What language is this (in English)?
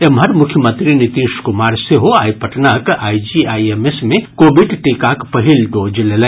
Maithili